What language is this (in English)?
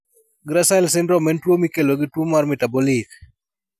Luo (Kenya and Tanzania)